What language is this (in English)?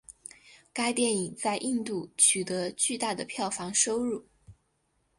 Chinese